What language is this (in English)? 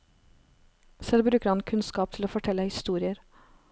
Norwegian